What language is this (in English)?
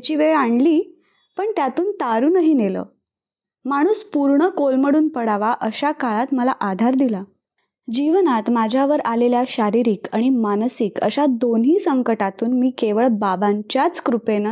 Marathi